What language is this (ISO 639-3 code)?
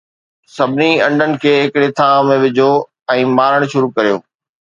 snd